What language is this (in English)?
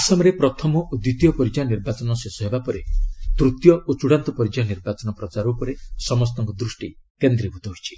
Odia